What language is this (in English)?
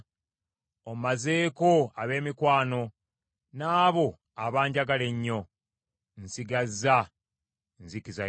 Ganda